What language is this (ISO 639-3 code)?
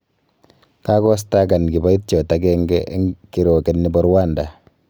kln